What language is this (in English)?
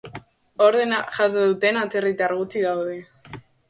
Basque